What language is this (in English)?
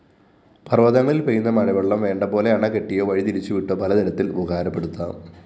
Malayalam